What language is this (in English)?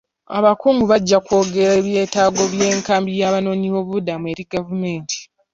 Ganda